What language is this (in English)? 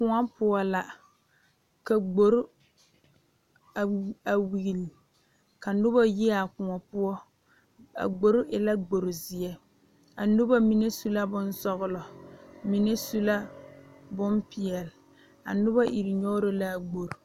Southern Dagaare